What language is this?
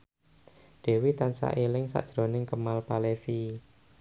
Javanese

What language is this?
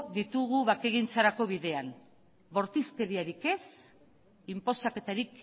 Basque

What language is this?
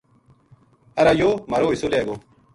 Gujari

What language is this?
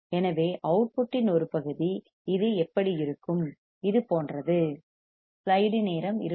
Tamil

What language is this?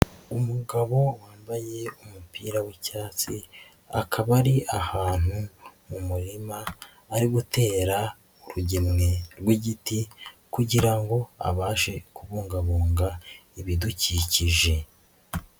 Kinyarwanda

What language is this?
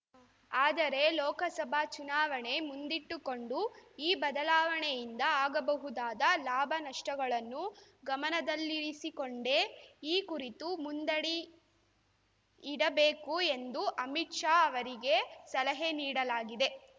Kannada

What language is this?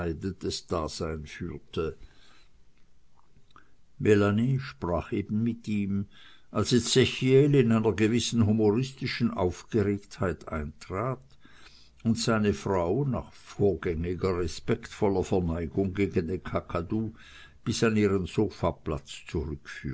German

